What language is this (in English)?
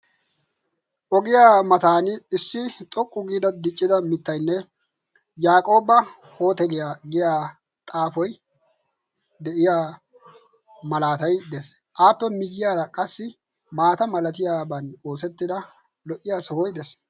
Wolaytta